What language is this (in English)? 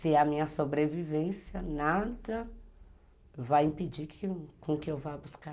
Portuguese